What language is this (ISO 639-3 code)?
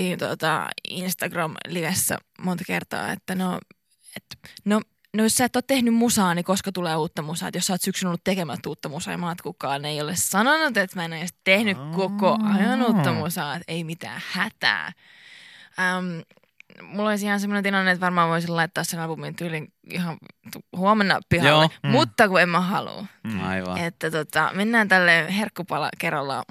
fin